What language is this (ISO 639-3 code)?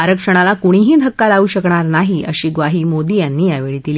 mar